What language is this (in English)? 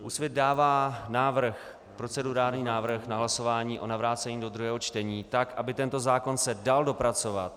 Czech